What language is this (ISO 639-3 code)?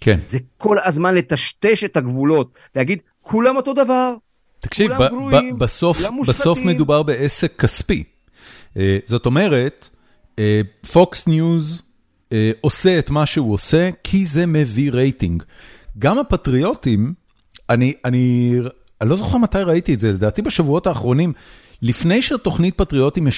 heb